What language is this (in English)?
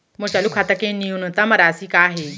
Chhattisgarhi